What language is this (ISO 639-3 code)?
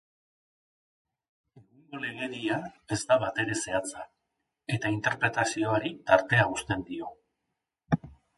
eus